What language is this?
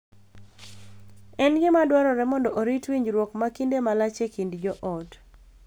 Luo (Kenya and Tanzania)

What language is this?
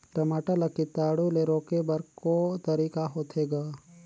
Chhattisgarhi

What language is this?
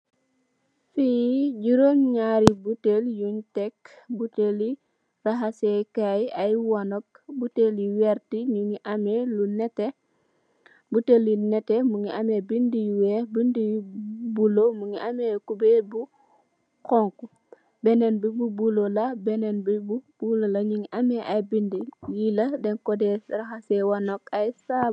Wolof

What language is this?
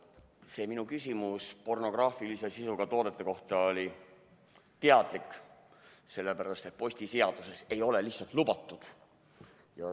Estonian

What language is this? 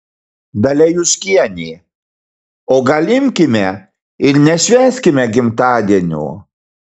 Lithuanian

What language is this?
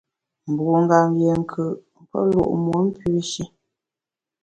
Bamun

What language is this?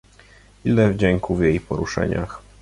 Polish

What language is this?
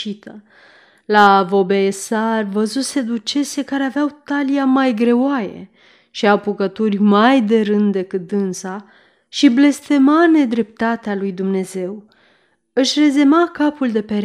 Romanian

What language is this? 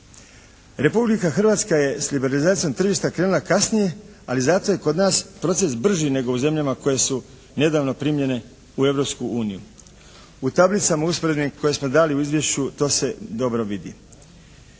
Croatian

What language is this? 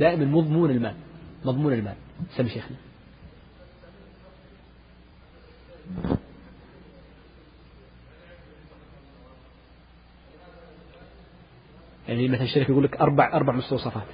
Arabic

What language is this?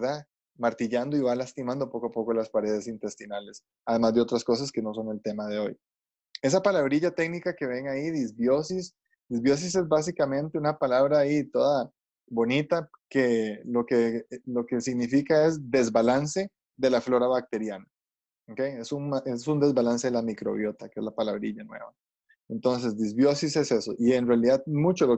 Spanish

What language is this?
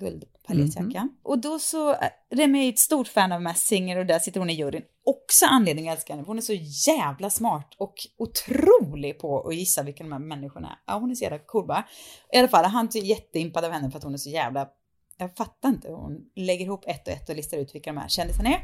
Swedish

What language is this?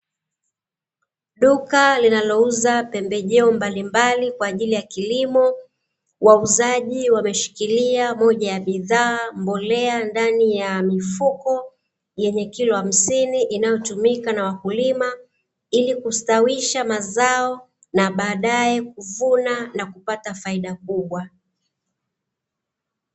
Swahili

